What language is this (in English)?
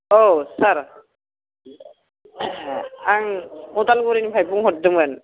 Bodo